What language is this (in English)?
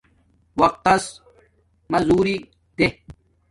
Domaaki